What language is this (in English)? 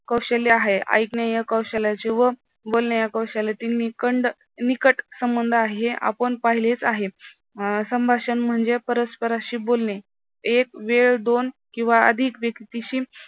Marathi